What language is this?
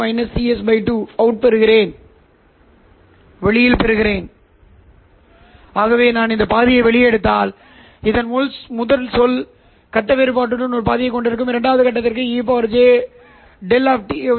Tamil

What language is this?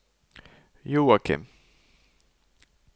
Norwegian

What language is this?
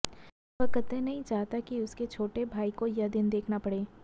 Hindi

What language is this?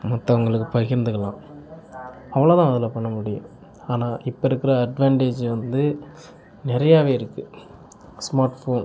Tamil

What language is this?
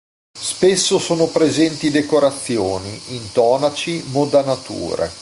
Italian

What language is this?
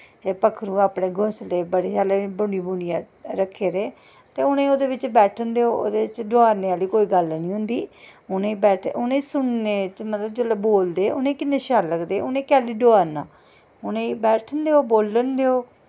Dogri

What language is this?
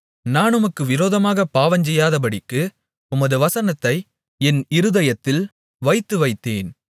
Tamil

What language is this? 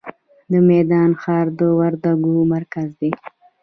Pashto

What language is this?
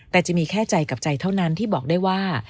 Thai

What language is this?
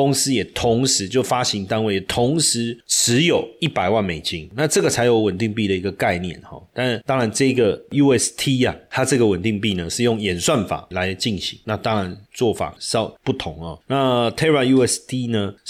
Chinese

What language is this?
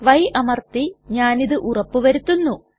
Malayalam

